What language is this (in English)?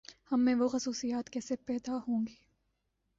Urdu